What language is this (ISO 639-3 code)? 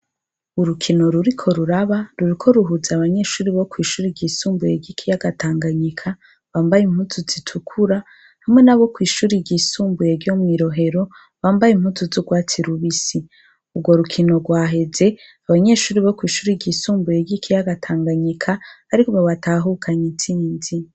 run